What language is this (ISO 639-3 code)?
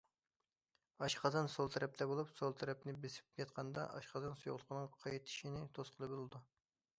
uig